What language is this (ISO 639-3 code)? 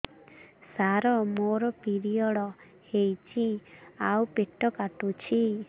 ori